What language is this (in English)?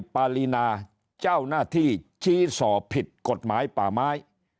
Thai